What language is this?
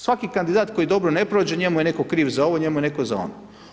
Croatian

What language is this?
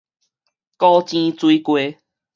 Min Nan Chinese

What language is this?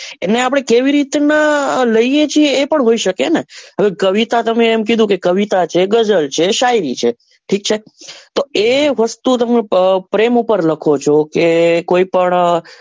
Gujarati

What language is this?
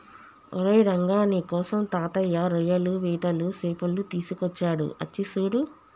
Telugu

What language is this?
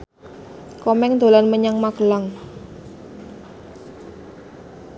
Javanese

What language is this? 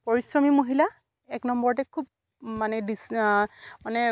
Assamese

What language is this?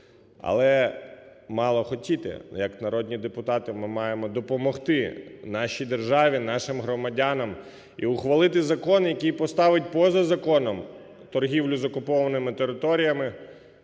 Ukrainian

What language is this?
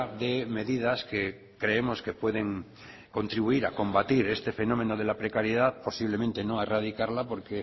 Spanish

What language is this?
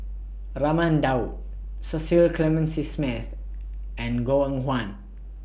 English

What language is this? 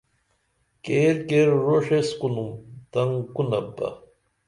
Dameli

